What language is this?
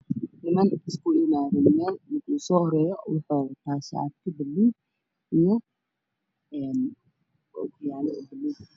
Somali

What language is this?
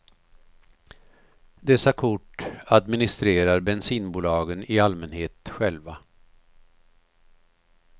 Swedish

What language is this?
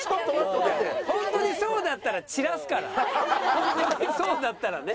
Japanese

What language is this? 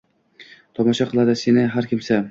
Uzbek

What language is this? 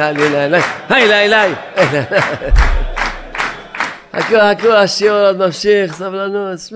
Hebrew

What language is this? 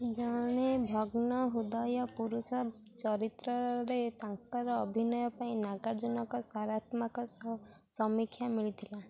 Odia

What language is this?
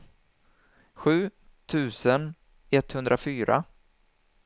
Swedish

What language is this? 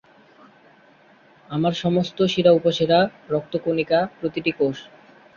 Bangla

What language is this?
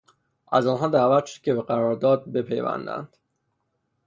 Persian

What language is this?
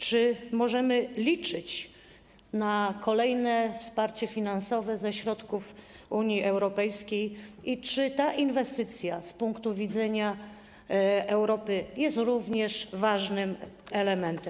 Polish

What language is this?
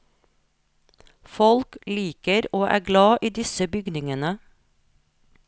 Norwegian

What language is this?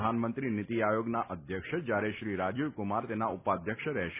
Gujarati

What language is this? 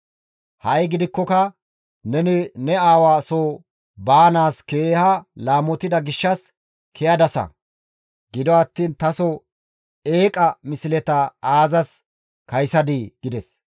Gamo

